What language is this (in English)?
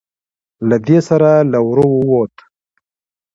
Pashto